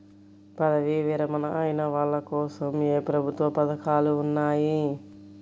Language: Telugu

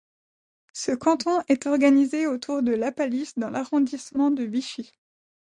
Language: French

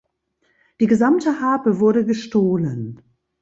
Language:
German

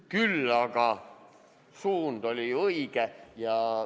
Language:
Estonian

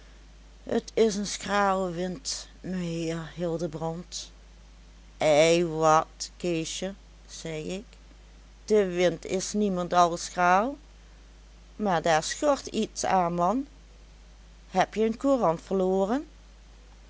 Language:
Dutch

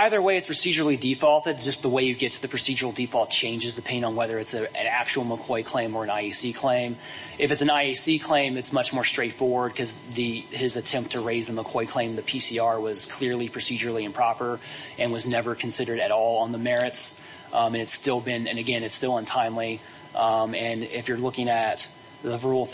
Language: English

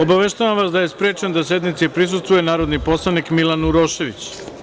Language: Serbian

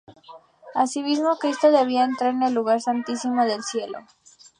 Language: Spanish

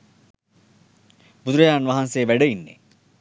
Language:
Sinhala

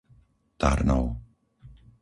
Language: Slovak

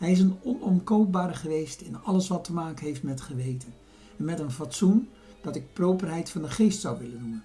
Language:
Dutch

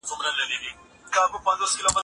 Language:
Pashto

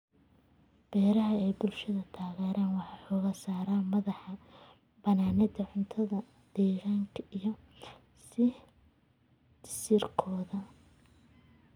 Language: Somali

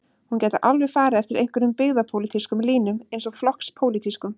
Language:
Icelandic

